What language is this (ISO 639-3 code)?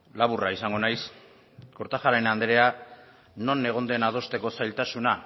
eus